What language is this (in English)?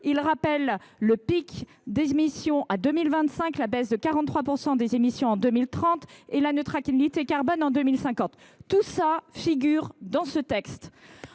French